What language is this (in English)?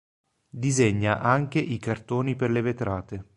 Italian